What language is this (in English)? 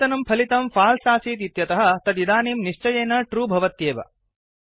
Sanskrit